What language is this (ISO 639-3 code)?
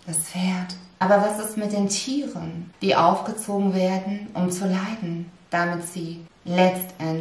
deu